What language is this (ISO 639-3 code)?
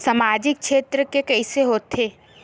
hne